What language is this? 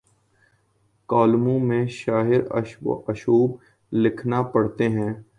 Urdu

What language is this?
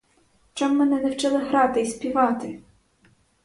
Ukrainian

